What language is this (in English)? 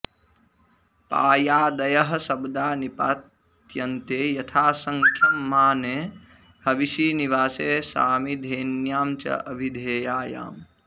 Sanskrit